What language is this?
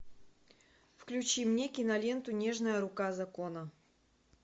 Russian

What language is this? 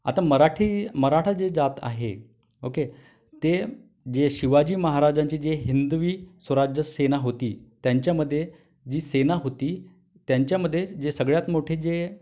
Marathi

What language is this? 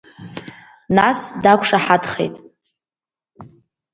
Abkhazian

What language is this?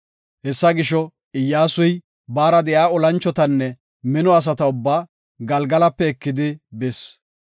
Gofa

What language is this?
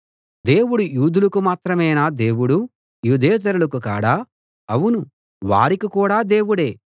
Telugu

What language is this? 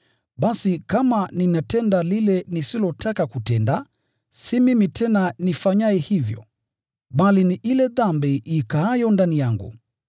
Swahili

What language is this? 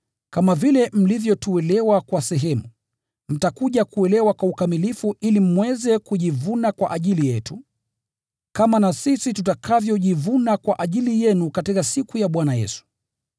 Swahili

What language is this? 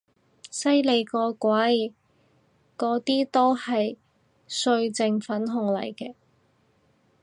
Cantonese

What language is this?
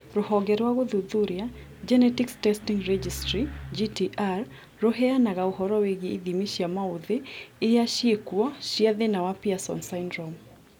Kikuyu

